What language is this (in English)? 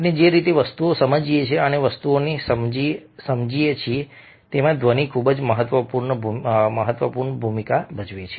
Gujarati